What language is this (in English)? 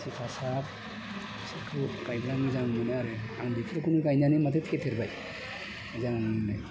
Bodo